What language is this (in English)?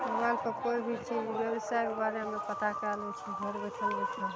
Maithili